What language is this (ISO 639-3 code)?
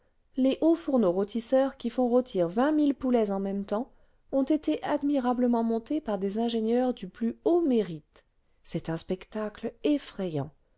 fra